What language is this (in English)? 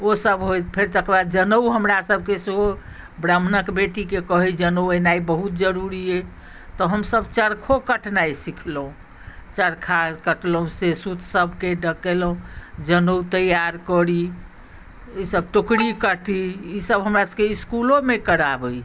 Maithili